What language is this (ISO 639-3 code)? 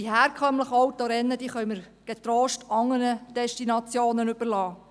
gsw